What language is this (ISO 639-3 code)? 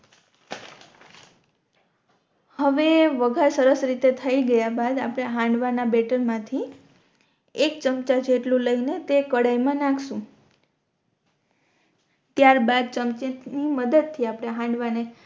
guj